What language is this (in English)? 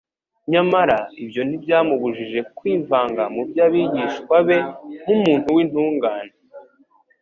Kinyarwanda